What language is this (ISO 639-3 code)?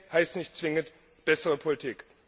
deu